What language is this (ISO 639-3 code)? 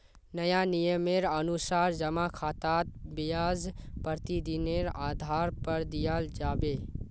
mag